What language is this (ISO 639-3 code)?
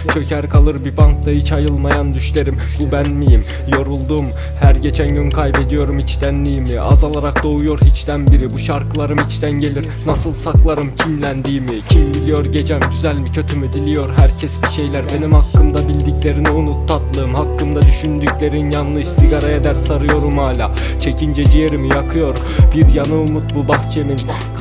tur